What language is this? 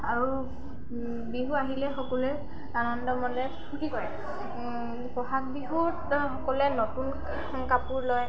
Assamese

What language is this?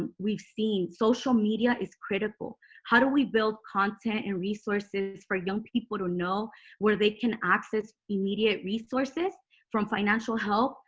English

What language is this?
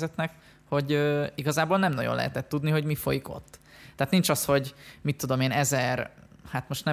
Hungarian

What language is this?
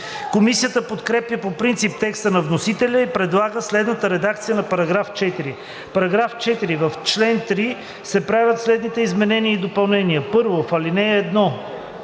Bulgarian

